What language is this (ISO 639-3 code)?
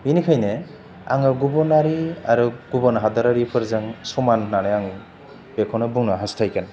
brx